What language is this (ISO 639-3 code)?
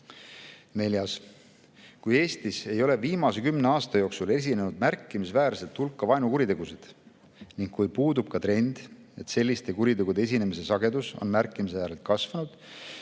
est